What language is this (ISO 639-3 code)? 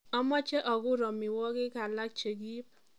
kln